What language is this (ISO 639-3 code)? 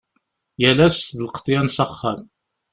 kab